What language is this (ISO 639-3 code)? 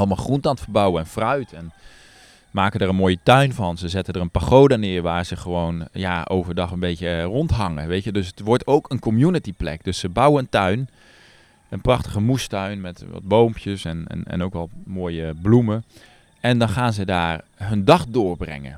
nld